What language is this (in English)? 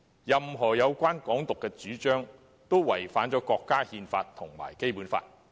Cantonese